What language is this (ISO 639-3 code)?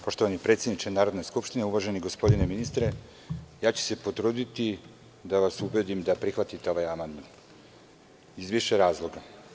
srp